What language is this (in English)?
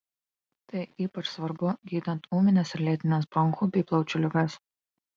Lithuanian